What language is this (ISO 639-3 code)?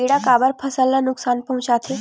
hne